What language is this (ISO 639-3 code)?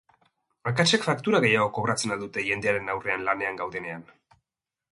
eus